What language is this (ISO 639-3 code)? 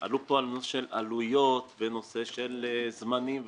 heb